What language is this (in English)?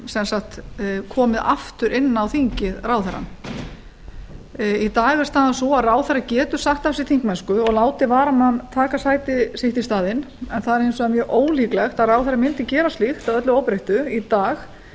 Icelandic